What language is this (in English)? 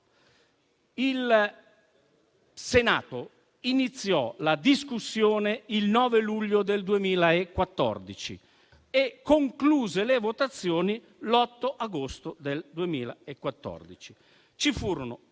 Italian